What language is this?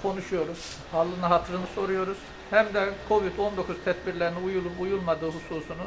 Turkish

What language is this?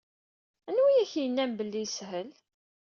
Kabyle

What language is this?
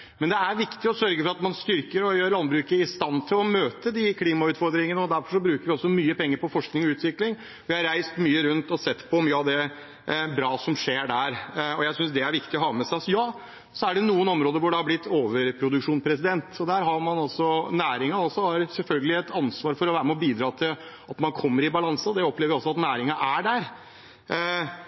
Norwegian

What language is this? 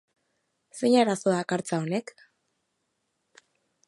Basque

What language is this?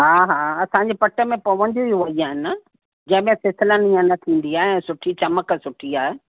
Sindhi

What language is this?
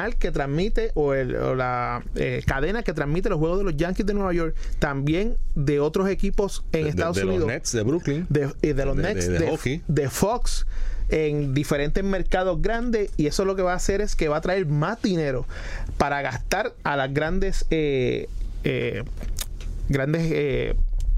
Spanish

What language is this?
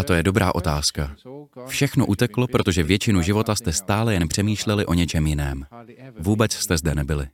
Czech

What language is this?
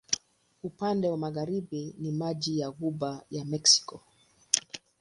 Swahili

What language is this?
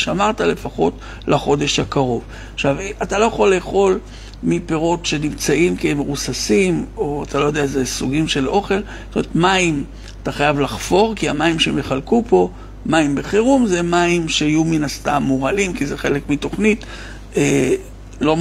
Hebrew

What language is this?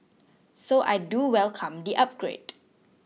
English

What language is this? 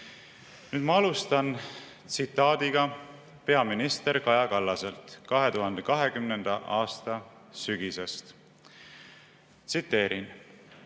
Estonian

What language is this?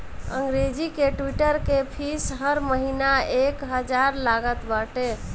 Bhojpuri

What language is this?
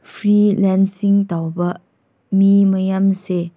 Manipuri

